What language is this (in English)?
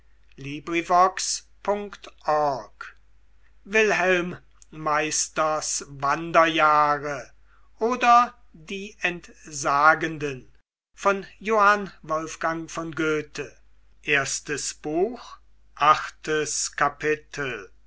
German